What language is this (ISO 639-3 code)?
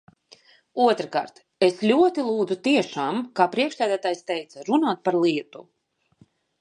lav